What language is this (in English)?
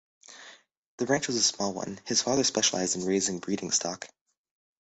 English